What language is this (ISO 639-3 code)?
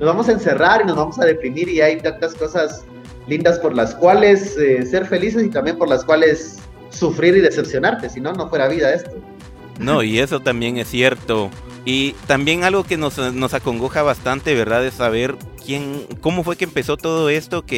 spa